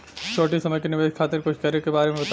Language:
Bhojpuri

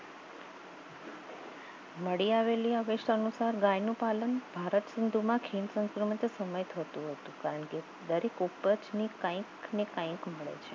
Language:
Gujarati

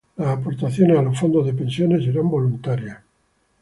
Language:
Spanish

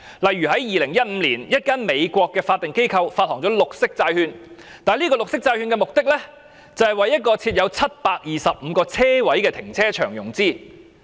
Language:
Cantonese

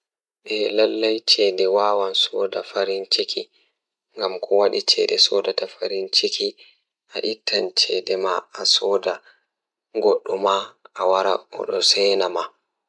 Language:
Fula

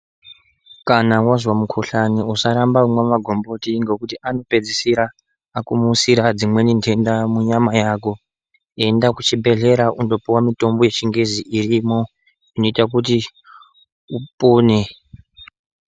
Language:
Ndau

